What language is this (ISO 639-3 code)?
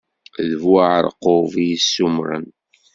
kab